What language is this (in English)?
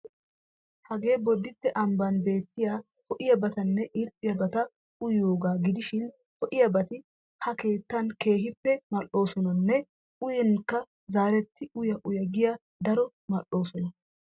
Wolaytta